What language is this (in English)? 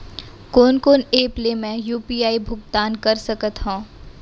Chhattisgarhi